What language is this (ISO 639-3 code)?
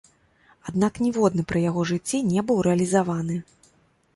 bel